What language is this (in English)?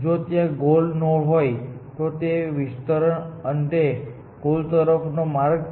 Gujarati